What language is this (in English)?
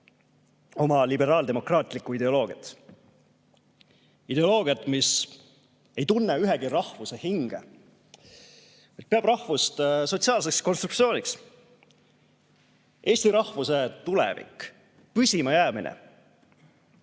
Estonian